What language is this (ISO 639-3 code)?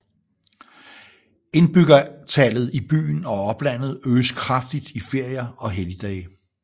dan